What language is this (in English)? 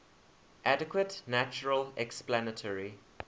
English